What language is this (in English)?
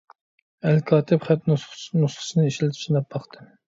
Uyghur